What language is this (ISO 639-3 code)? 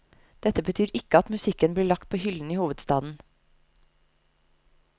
nor